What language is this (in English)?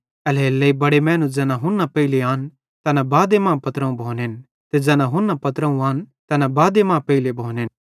Bhadrawahi